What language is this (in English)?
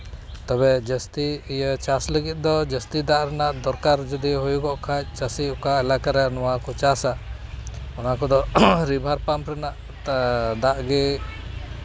Santali